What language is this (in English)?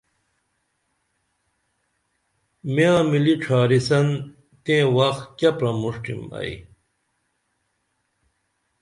Dameli